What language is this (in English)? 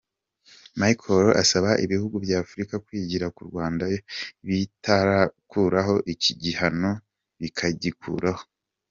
Kinyarwanda